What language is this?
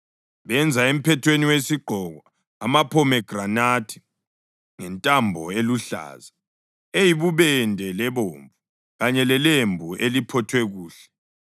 North Ndebele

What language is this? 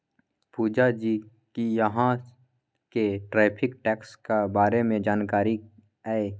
Maithili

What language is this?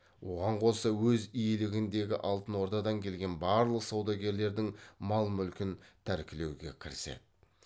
Kazakh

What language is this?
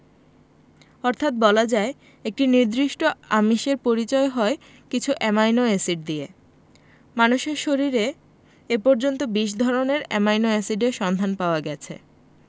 Bangla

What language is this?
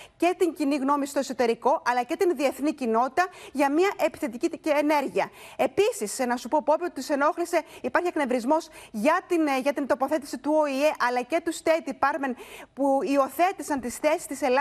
Greek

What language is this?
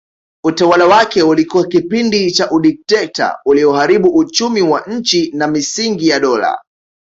Swahili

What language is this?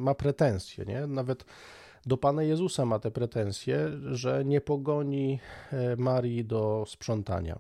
Polish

